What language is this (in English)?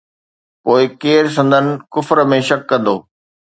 Sindhi